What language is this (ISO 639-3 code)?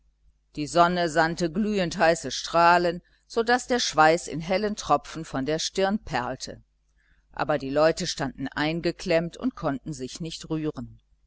deu